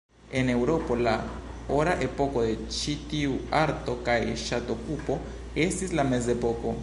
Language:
Esperanto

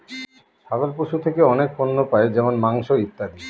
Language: Bangla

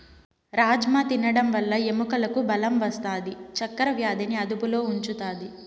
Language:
Telugu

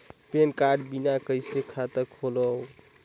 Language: Chhattisgarhi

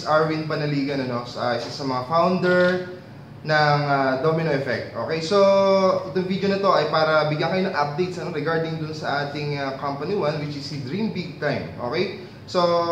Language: Filipino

